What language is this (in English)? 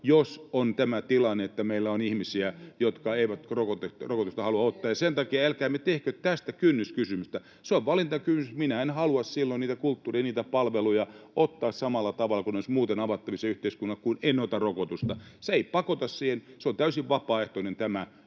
Finnish